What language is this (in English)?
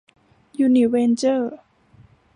Thai